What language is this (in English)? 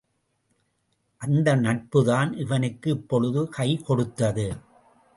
Tamil